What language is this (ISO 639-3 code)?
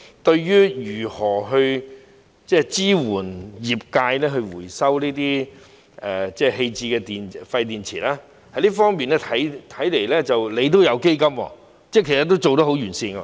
yue